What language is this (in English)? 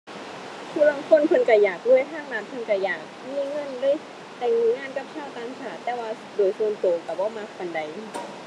Thai